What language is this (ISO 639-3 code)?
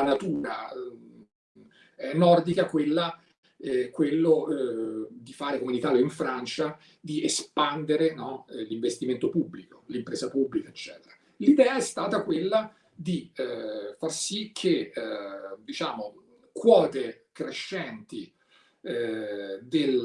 ita